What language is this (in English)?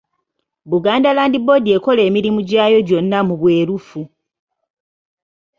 Ganda